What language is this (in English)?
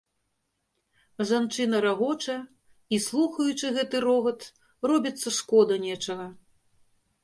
Belarusian